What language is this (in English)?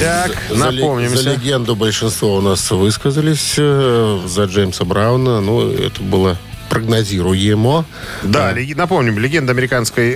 Russian